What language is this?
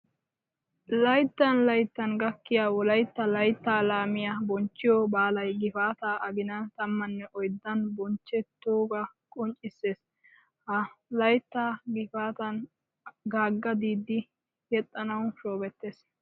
Wolaytta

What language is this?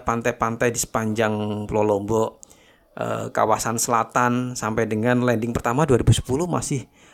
Indonesian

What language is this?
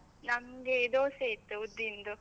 Kannada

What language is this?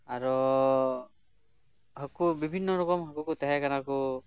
Santali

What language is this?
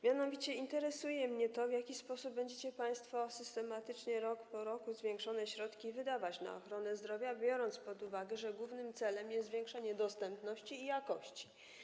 Polish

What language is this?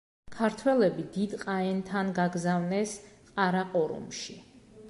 Georgian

